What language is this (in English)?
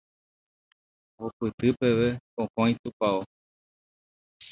Guarani